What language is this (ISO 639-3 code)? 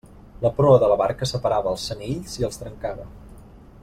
cat